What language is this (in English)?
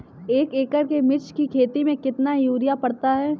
Hindi